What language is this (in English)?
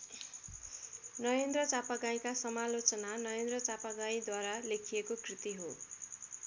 Nepali